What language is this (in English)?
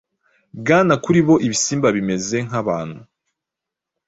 Kinyarwanda